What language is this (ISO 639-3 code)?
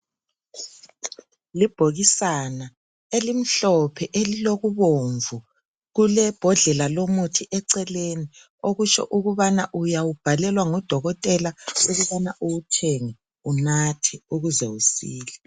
nde